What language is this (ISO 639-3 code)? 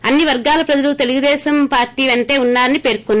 tel